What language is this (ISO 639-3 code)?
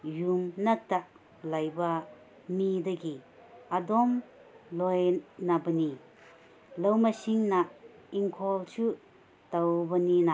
mni